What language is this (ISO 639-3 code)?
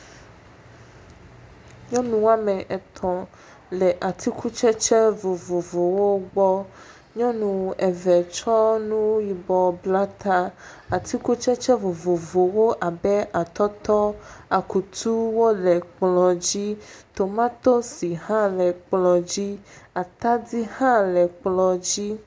ewe